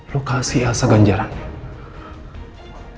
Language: Indonesian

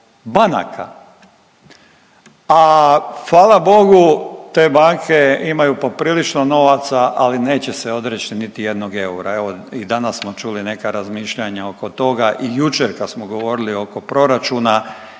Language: Croatian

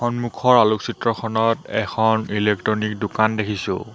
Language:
Assamese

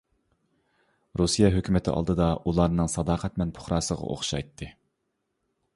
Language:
Uyghur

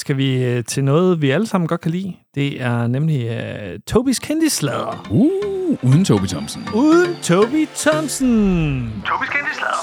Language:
Danish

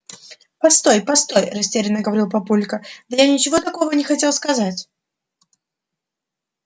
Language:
Russian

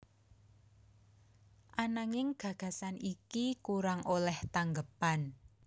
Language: Javanese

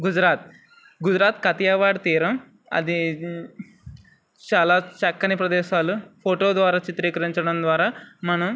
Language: Telugu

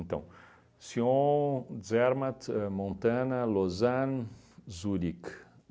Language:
Portuguese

